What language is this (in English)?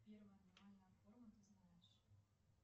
Russian